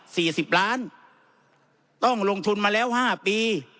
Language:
Thai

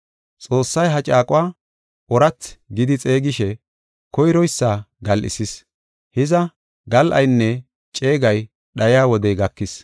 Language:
Gofa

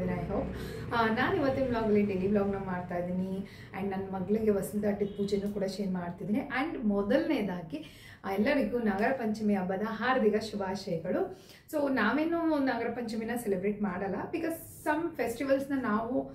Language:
Kannada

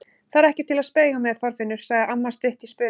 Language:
Icelandic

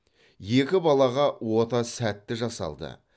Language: Kazakh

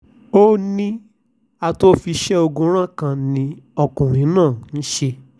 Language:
Yoruba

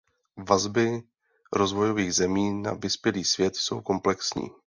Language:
Czech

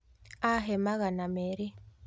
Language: Kikuyu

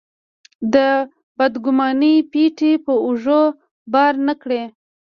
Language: Pashto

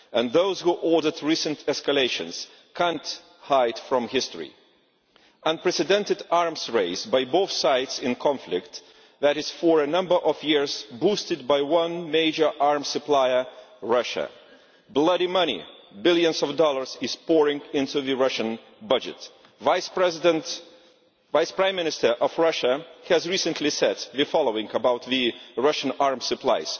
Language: English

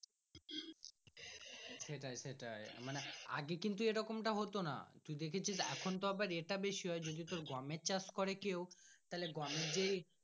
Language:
Bangla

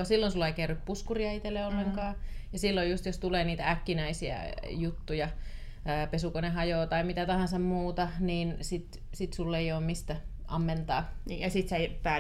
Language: Finnish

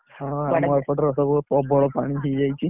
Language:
Odia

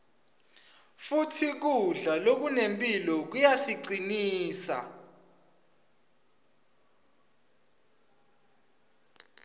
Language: Swati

